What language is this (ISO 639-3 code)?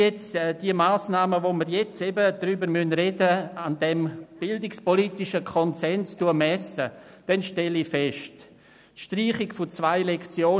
gsw